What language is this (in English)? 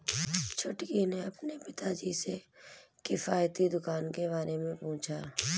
Hindi